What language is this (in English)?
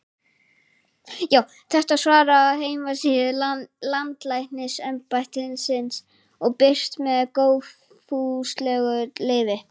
Icelandic